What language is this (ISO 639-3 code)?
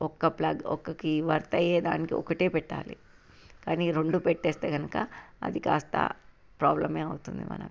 tel